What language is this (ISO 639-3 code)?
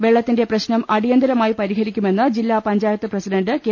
mal